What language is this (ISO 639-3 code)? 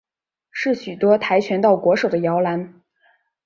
zho